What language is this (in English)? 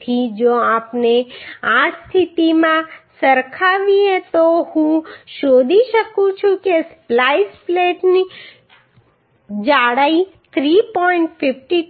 Gujarati